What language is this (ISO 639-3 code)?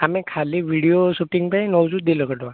ori